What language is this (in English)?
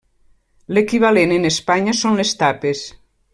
Catalan